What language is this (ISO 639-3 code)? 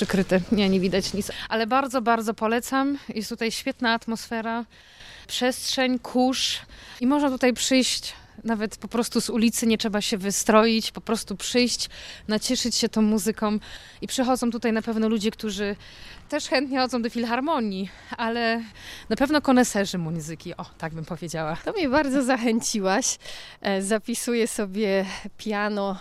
pol